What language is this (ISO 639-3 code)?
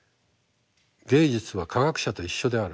jpn